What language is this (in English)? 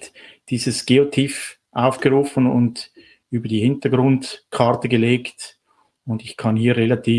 German